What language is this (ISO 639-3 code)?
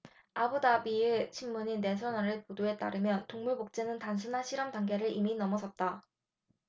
kor